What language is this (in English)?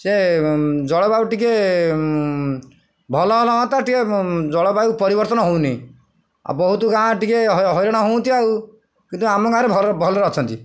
Odia